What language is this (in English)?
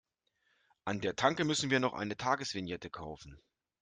German